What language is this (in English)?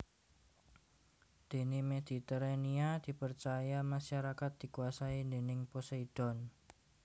Javanese